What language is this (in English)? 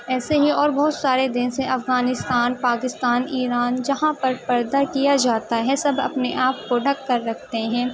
Urdu